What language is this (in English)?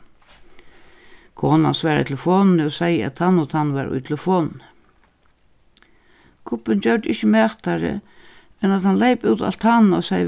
Faroese